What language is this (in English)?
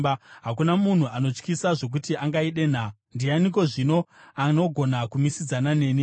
Shona